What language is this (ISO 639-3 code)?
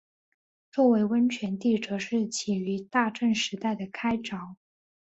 zho